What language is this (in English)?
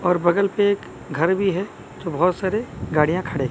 Hindi